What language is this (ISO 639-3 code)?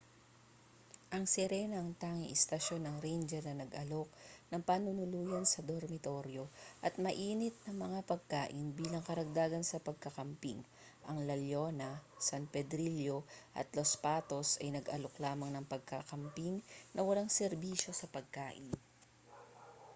fil